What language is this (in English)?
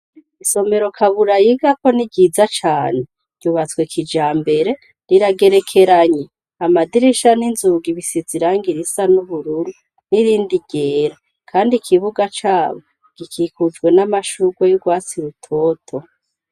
Rundi